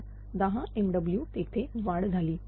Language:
Marathi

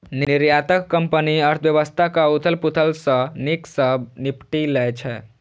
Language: Maithili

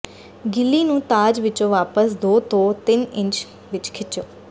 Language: Punjabi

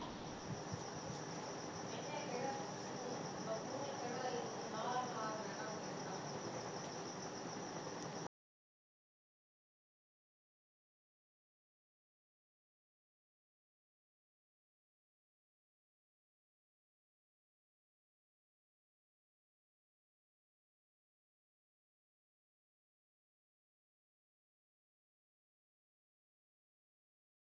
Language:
Punjabi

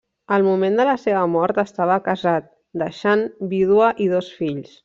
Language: Catalan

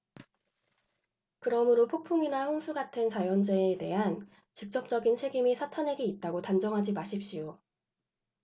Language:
Korean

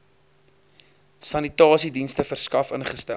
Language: Afrikaans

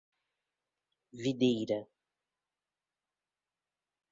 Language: Portuguese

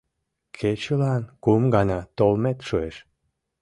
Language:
Mari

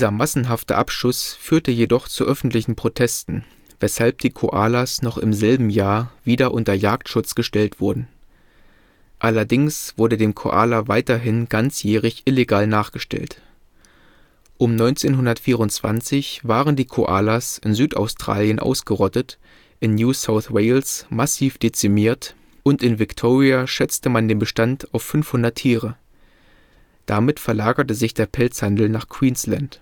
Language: German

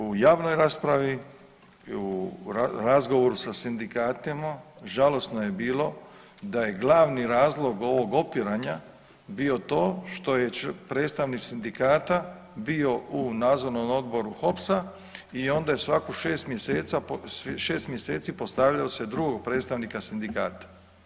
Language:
Croatian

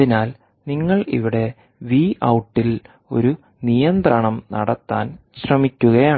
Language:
Malayalam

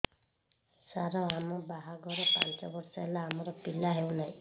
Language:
Odia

